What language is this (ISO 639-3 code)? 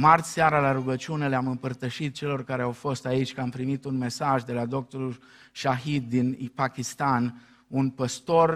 ron